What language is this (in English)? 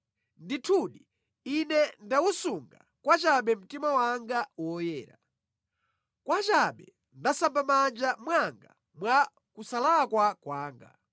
Nyanja